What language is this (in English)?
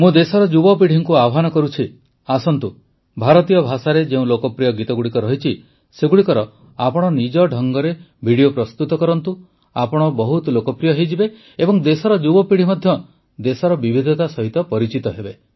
Odia